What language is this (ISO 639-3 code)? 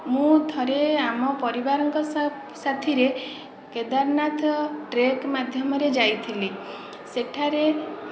ori